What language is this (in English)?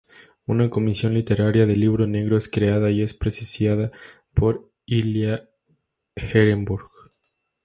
Spanish